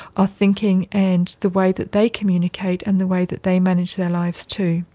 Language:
English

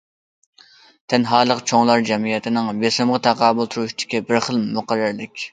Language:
Uyghur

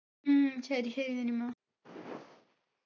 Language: Malayalam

